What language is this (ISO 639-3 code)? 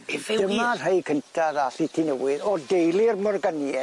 cym